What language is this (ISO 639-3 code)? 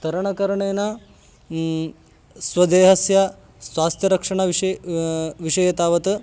san